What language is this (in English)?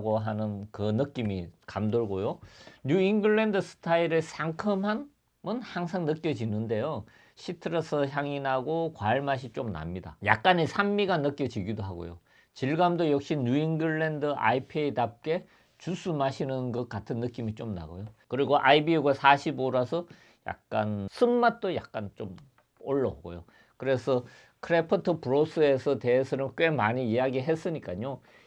Korean